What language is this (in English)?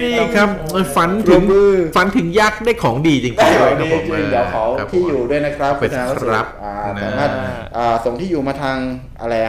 Thai